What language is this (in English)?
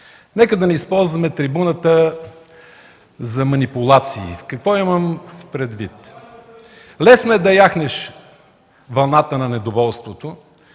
Bulgarian